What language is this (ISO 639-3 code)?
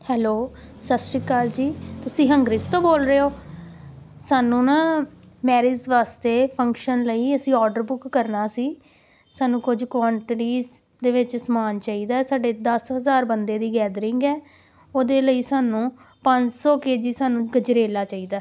pan